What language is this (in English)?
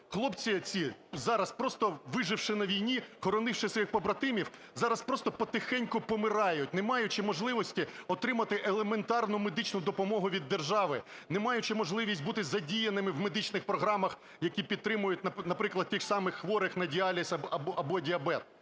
Ukrainian